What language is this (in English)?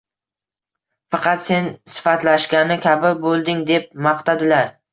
Uzbek